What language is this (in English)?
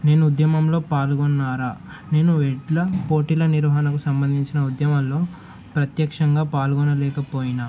Telugu